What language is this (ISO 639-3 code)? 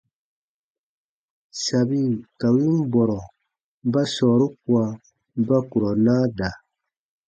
bba